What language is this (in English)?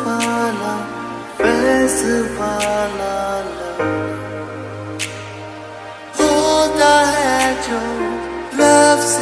Arabic